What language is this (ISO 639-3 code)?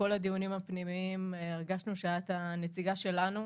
heb